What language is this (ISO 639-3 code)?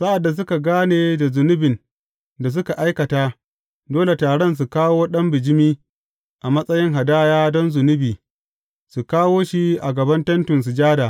hau